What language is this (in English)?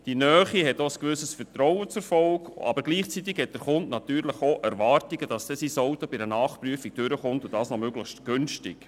Swiss German